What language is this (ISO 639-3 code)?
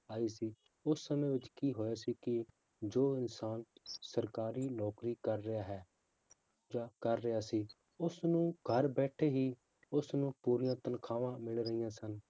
pan